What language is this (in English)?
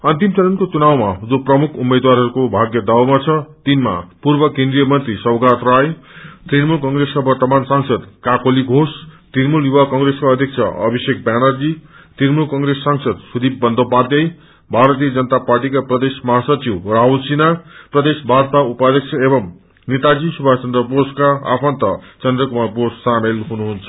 Nepali